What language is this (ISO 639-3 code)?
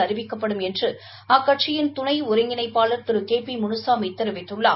tam